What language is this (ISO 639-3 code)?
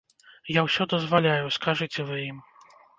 bel